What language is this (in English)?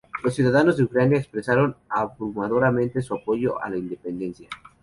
Spanish